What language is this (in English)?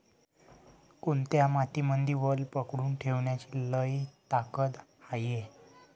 Marathi